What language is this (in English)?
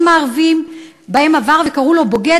Hebrew